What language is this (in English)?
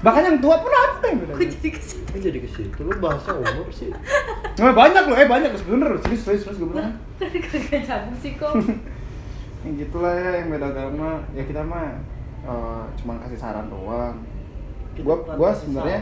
Indonesian